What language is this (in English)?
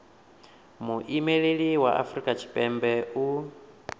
Venda